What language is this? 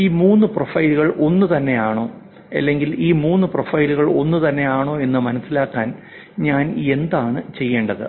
Malayalam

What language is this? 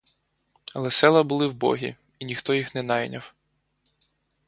Ukrainian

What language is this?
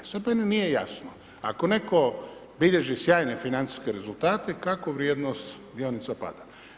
Croatian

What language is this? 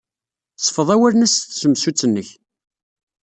Kabyle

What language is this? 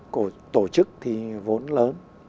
Vietnamese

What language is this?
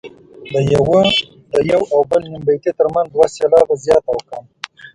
Pashto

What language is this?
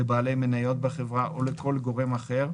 Hebrew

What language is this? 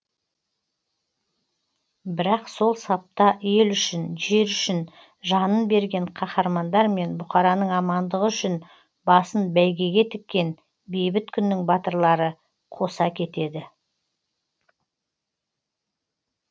Kazakh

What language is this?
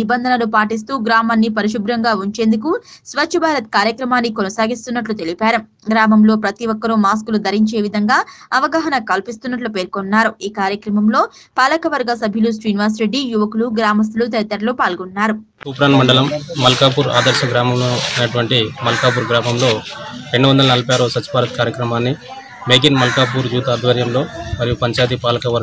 Indonesian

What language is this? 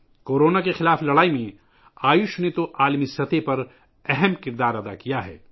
Urdu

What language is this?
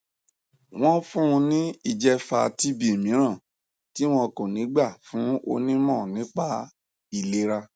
Yoruba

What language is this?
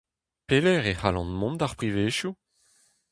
Breton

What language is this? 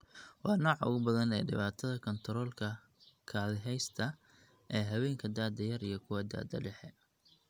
Somali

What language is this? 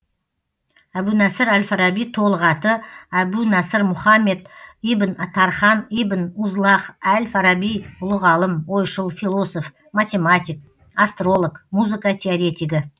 Kazakh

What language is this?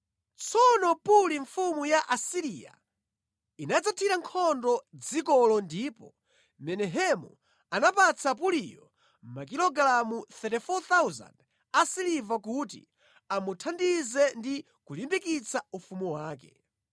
Nyanja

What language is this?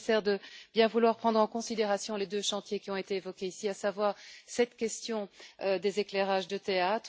French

